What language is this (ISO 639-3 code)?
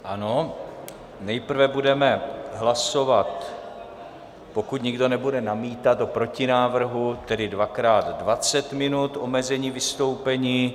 ces